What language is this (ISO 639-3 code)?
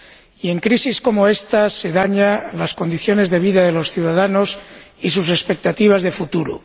spa